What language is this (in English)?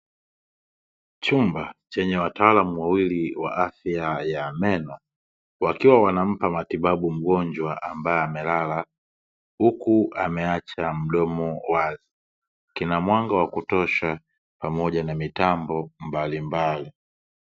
Swahili